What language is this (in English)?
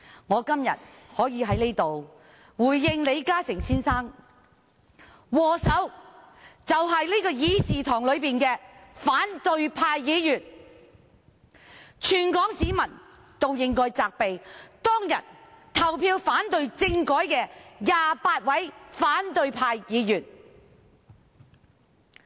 Cantonese